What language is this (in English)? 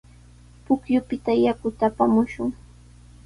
Sihuas Ancash Quechua